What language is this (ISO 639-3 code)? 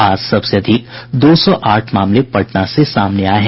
hin